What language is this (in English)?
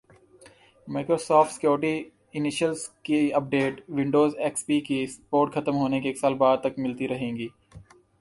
Urdu